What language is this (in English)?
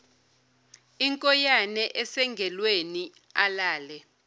Zulu